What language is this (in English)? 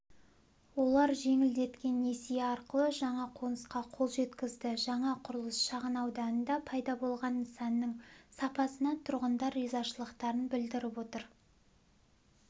Kazakh